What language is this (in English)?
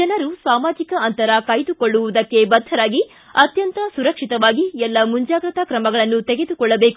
Kannada